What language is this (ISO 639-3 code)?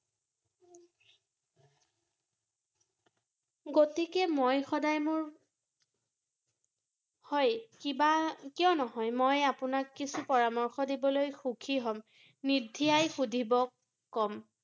asm